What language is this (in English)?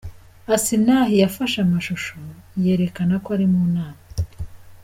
Kinyarwanda